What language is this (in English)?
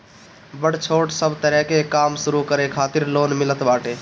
Bhojpuri